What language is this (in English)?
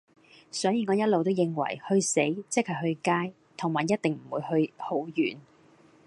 Cantonese